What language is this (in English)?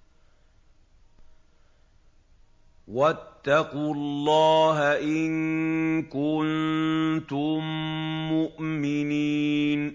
Arabic